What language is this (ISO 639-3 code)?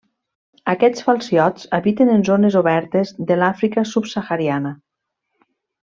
cat